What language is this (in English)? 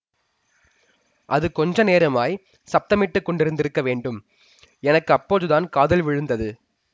Tamil